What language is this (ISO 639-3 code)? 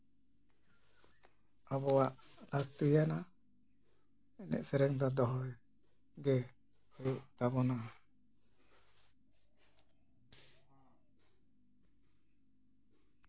sat